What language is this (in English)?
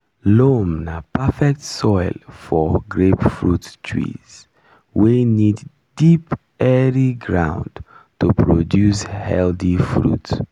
Nigerian Pidgin